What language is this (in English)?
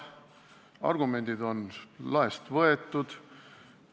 Estonian